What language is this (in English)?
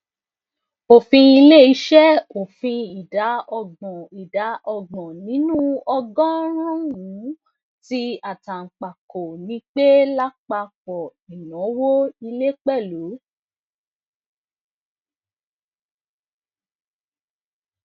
Yoruba